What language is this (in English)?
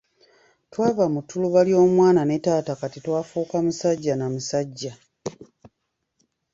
Ganda